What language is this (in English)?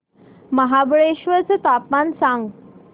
Marathi